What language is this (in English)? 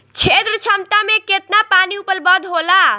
Bhojpuri